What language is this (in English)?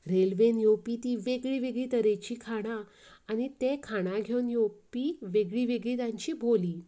Konkani